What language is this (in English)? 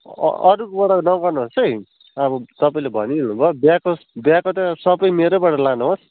Nepali